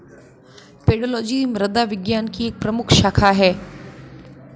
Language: Hindi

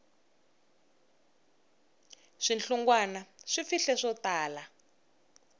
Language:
Tsonga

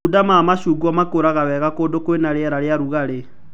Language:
Kikuyu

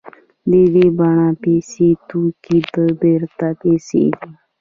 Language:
Pashto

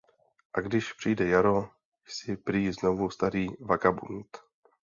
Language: Czech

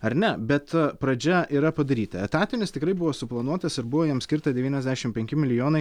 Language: Lithuanian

